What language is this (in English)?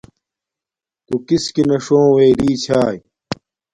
Domaaki